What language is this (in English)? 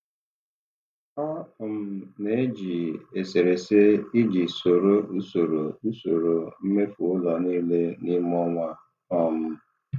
Igbo